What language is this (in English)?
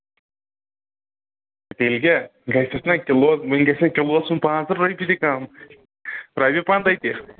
Kashmiri